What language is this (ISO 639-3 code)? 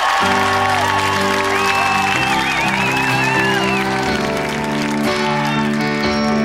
fra